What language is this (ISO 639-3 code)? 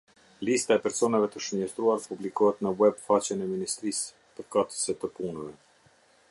sqi